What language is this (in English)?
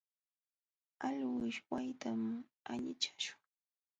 Jauja Wanca Quechua